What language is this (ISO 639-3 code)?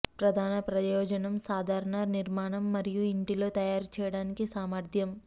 tel